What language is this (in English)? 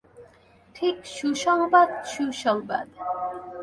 Bangla